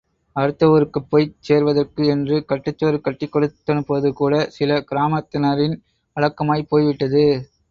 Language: Tamil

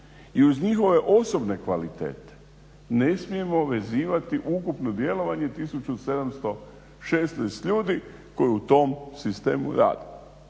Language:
Croatian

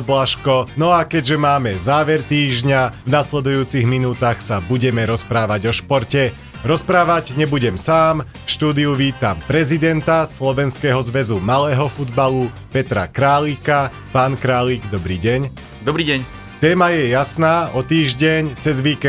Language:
Slovak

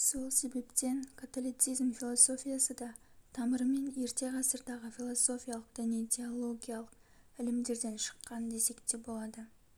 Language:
Kazakh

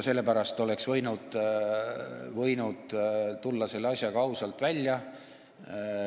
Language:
Estonian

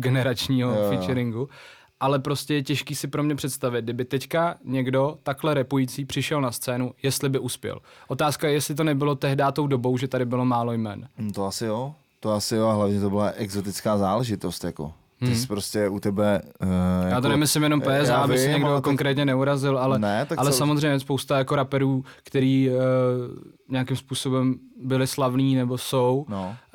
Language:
Czech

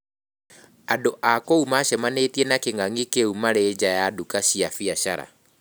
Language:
Kikuyu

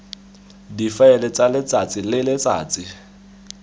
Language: Tswana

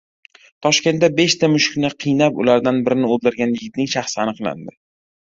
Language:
Uzbek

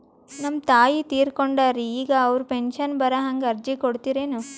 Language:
Kannada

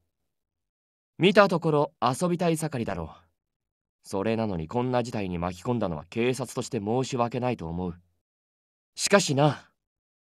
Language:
Japanese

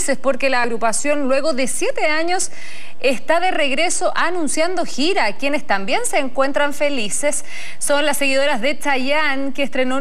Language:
Spanish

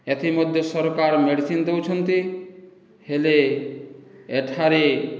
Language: Odia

